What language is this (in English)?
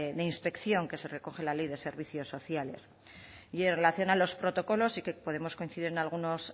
Spanish